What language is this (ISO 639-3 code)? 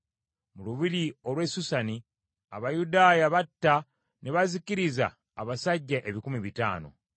lug